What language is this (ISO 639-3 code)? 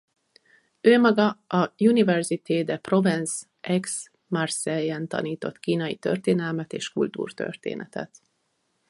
hun